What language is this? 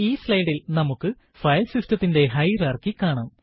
Malayalam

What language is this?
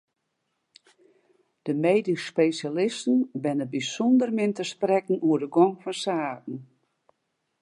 Western Frisian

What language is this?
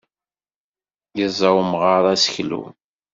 Kabyle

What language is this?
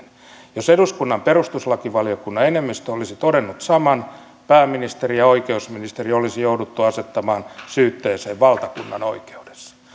Finnish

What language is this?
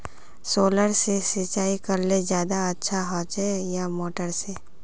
Magahi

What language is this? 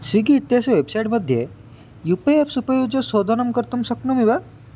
Sanskrit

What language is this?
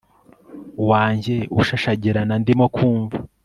Kinyarwanda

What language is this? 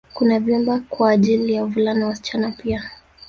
Swahili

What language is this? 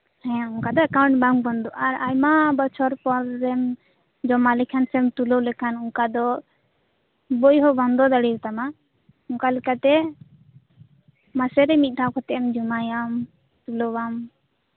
Santali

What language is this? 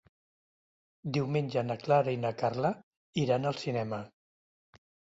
Catalan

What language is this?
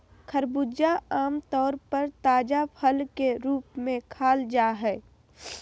Magahi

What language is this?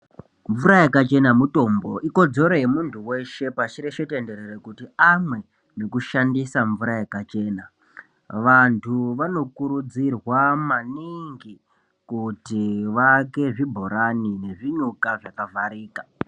Ndau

